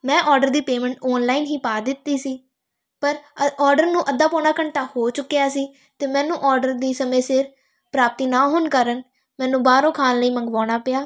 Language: Punjabi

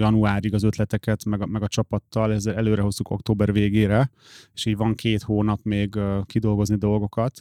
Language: Hungarian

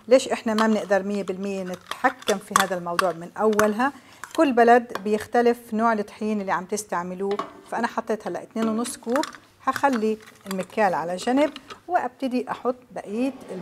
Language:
Arabic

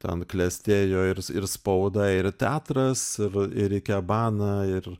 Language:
Lithuanian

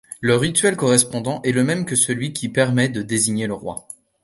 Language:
French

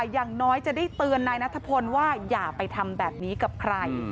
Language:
Thai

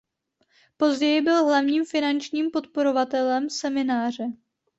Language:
Czech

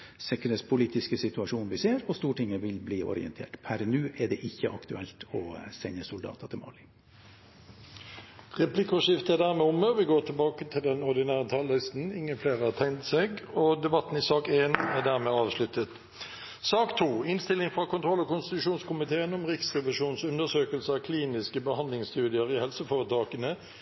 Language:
Norwegian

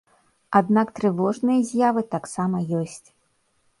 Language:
Belarusian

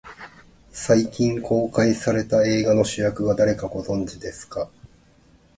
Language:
Japanese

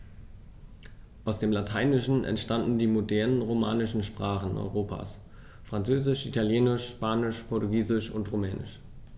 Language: German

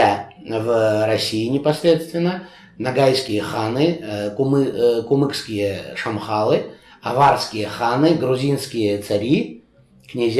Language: Russian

